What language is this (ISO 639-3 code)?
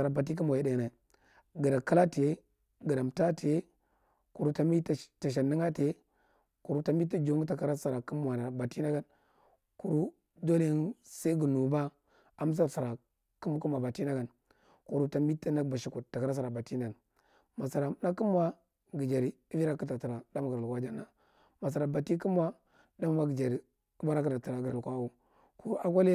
mrt